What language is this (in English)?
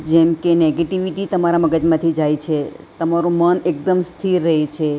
Gujarati